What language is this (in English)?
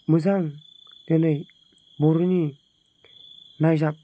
Bodo